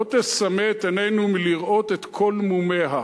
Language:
Hebrew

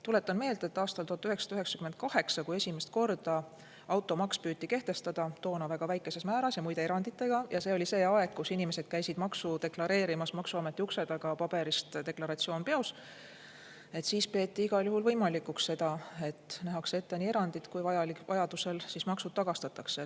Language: Estonian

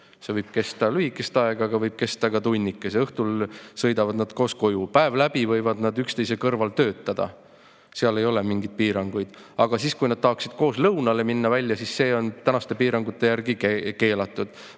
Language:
Estonian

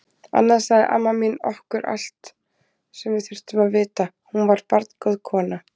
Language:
Icelandic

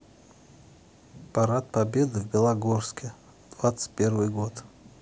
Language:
Russian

